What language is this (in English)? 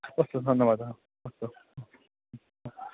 Sanskrit